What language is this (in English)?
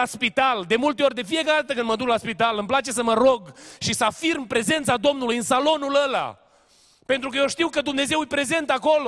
Romanian